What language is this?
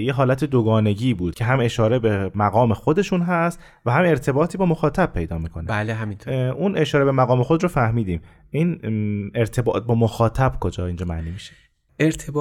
Persian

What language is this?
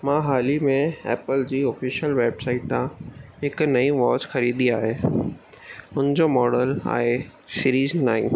Sindhi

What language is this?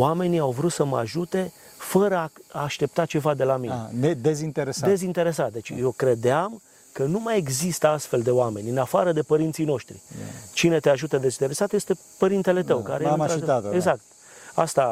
Romanian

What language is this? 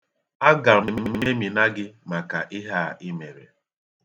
Igbo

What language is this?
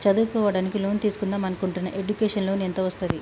Telugu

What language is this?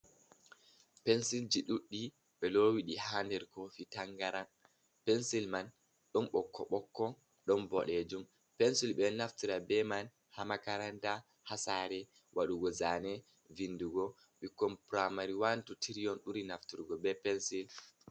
Fula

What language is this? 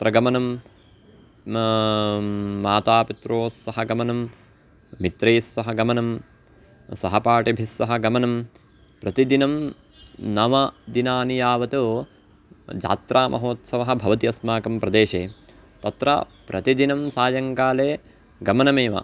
Sanskrit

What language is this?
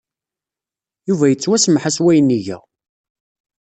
Kabyle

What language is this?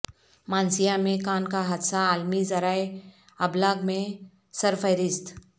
Urdu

